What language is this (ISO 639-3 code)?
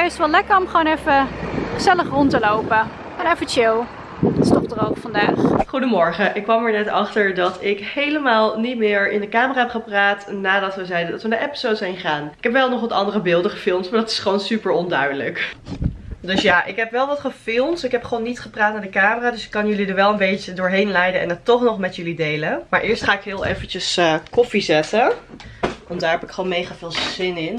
nld